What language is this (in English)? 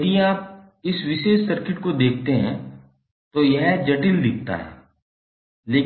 Hindi